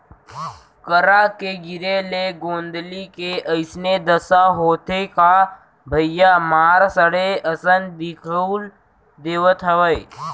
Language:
Chhattisgarhi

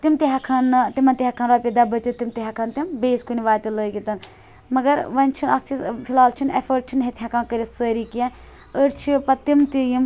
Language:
Kashmiri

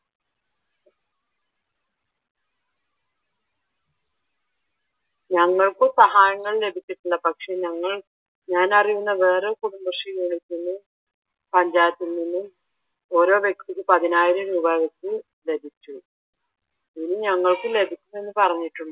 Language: Malayalam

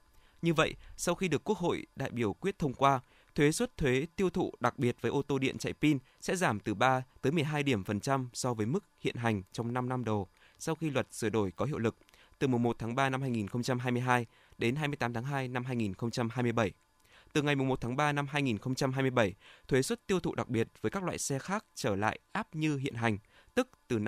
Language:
Vietnamese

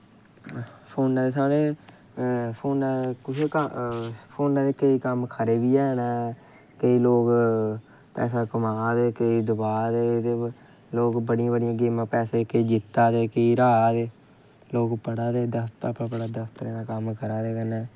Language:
Dogri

